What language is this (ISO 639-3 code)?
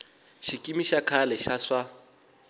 tso